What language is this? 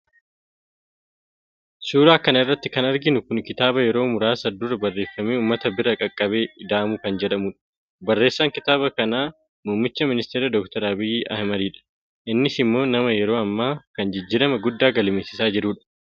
Oromo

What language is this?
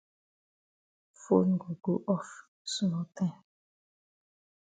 Cameroon Pidgin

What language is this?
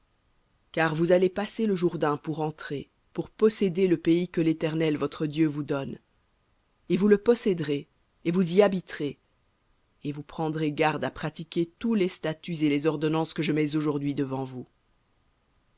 French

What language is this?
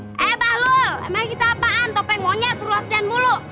Indonesian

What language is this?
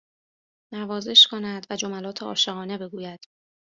Persian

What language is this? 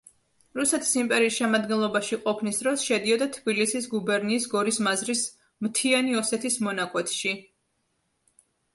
Georgian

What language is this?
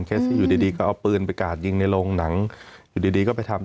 Thai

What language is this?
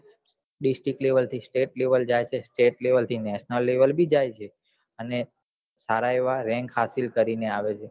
Gujarati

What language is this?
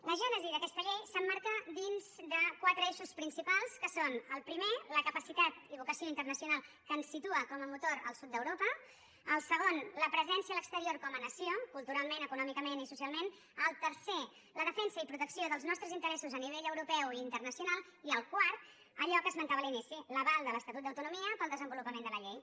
Catalan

